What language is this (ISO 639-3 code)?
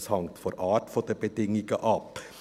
gsw